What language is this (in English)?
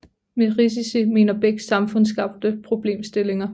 Danish